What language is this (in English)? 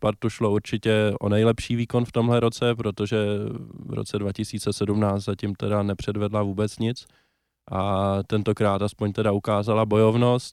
Czech